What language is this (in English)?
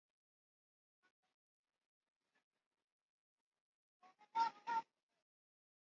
Swahili